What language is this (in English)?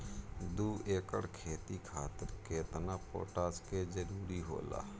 Bhojpuri